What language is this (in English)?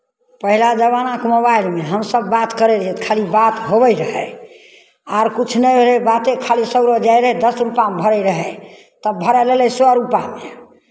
Maithili